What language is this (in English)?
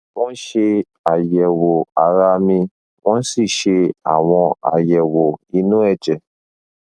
Yoruba